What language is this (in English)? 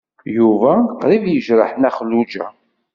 Kabyle